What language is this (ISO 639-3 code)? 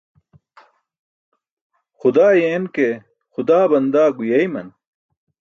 bsk